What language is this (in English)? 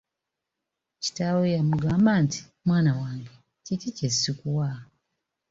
Ganda